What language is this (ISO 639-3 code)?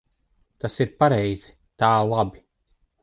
lav